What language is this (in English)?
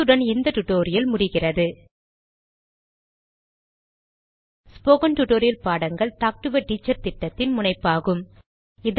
Tamil